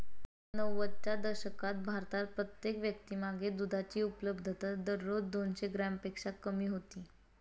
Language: Marathi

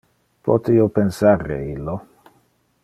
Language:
Interlingua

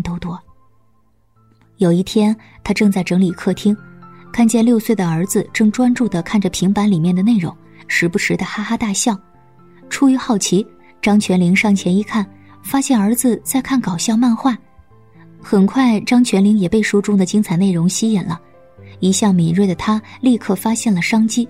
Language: Chinese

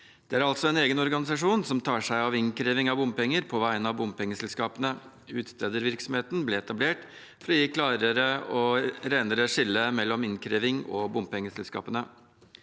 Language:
Norwegian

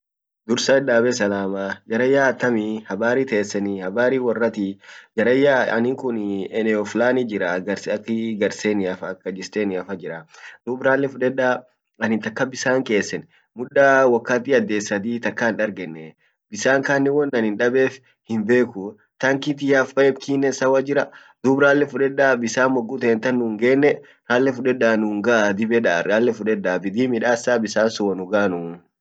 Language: Orma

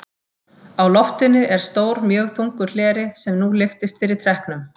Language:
Icelandic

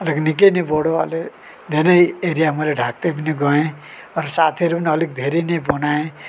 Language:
Nepali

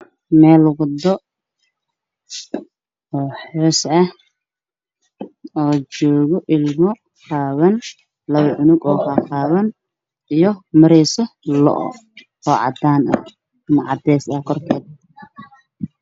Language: Somali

